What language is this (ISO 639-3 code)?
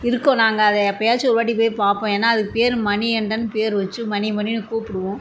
tam